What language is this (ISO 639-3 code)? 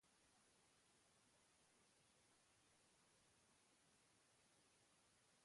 eus